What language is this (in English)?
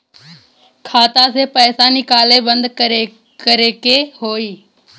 Bhojpuri